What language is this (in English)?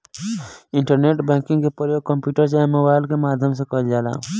Bhojpuri